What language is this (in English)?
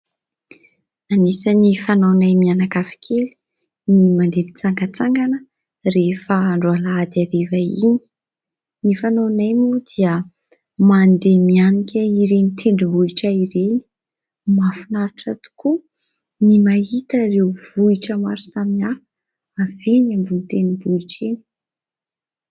Malagasy